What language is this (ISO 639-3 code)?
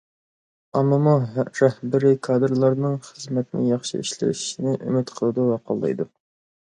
uig